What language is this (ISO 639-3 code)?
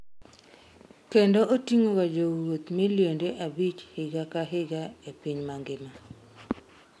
luo